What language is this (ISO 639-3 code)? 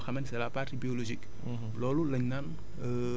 wol